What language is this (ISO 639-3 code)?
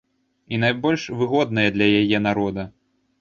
bel